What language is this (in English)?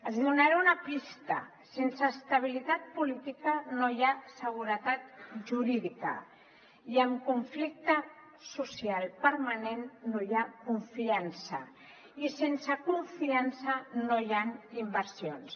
Catalan